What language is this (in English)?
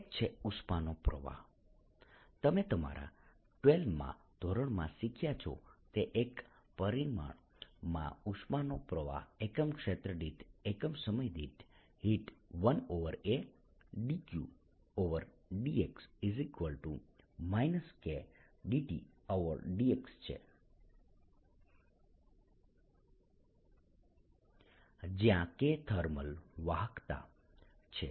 Gujarati